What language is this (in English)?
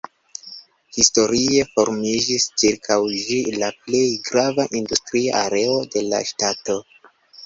Esperanto